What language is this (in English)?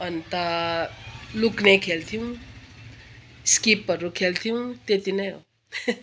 Nepali